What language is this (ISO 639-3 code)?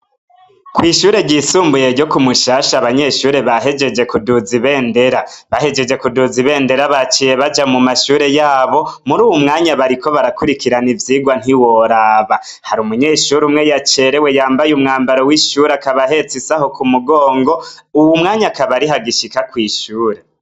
run